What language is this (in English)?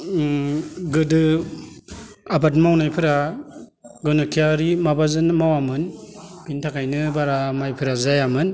Bodo